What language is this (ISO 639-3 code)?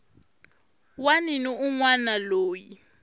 tso